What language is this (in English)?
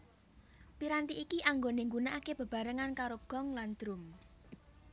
Javanese